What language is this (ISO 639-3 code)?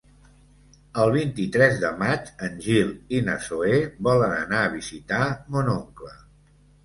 cat